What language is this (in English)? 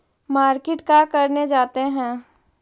Magahi